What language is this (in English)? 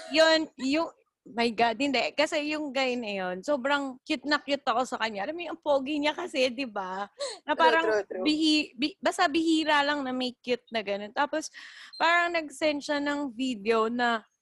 Filipino